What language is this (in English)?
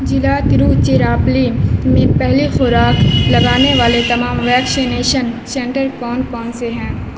Urdu